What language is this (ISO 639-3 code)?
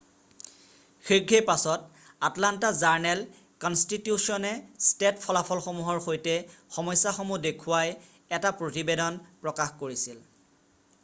asm